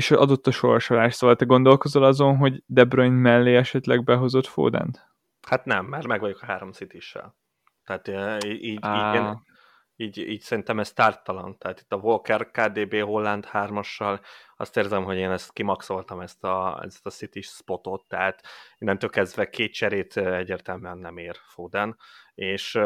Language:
Hungarian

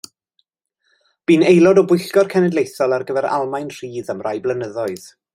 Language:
Welsh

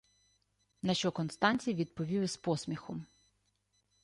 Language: Ukrainian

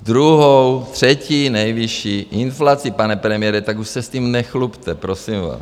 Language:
Czech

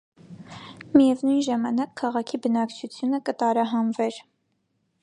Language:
Armenian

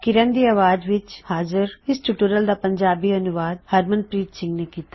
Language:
Punjabi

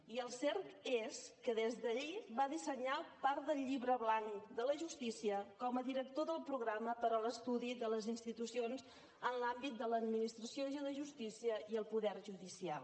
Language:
Catalan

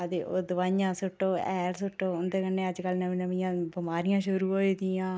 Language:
Dogri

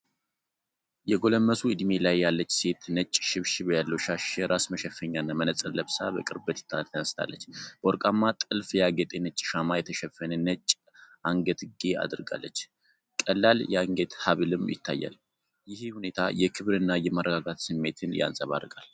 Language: Amharic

